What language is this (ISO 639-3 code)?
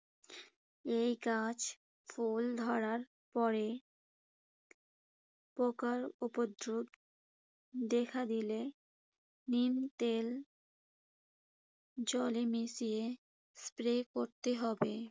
ben